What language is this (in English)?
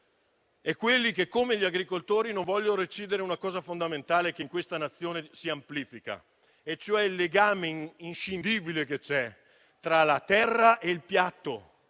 Italian